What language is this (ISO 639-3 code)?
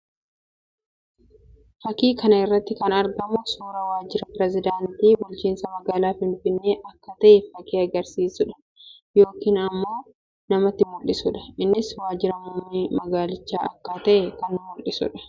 orm